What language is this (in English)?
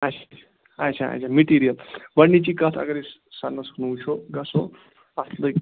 Kashmiri